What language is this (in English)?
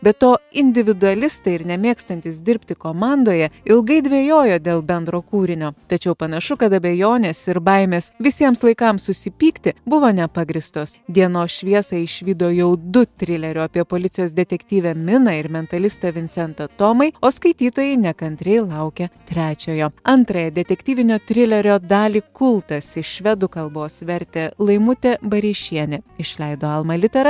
Lithuanian